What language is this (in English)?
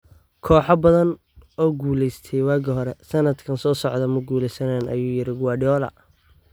Somali